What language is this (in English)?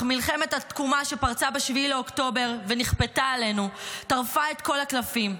Hebrew